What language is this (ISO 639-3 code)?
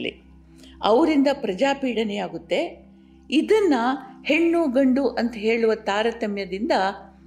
kan